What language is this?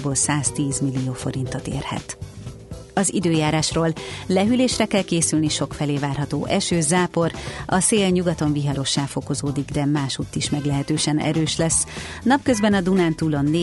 Hungarian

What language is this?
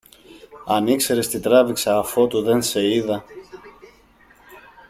Greek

